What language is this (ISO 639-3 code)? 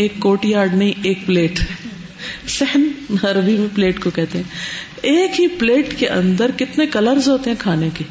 urd